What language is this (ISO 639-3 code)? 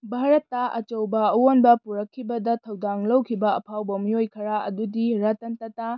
mni